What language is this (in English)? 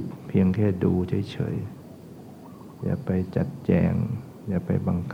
Thai